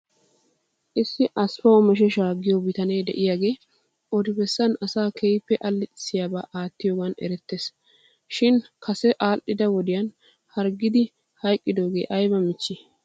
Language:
Wolaytta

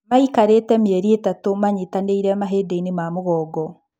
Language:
Kikuyu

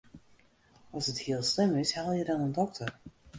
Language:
Western Frisian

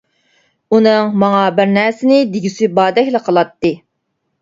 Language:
Uyghur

